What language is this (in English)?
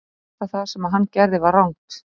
Icelandic